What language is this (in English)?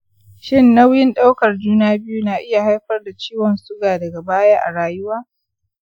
Hausa